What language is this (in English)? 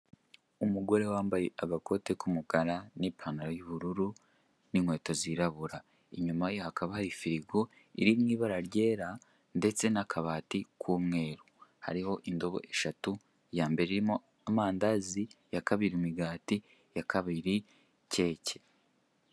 Kinyarwanda